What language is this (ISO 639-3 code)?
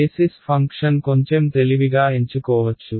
tel